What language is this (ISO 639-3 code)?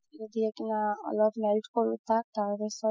asm